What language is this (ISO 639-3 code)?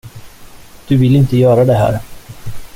swe